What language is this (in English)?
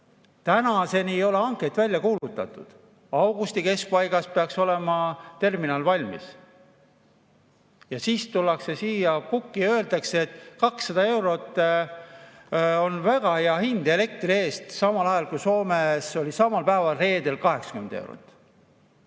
Estonian